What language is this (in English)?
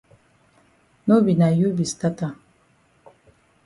Cameroon Pidgin